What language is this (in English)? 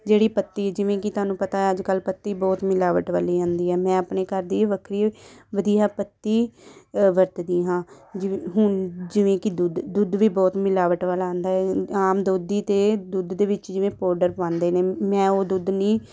Punjabi